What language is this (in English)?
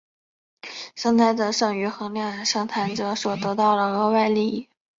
Chinese